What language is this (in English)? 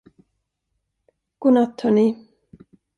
Swedish